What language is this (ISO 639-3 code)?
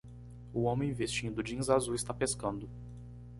por